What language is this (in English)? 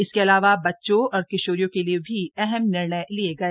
Hindi